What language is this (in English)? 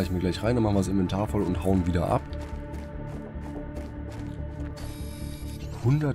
German